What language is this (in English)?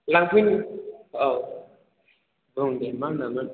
Bodo